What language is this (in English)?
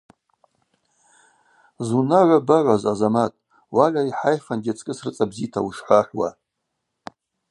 Abaza